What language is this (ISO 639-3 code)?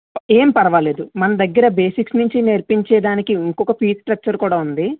tel